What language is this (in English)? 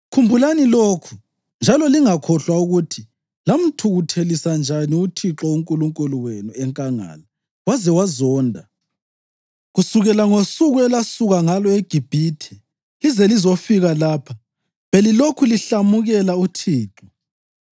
North Ndebele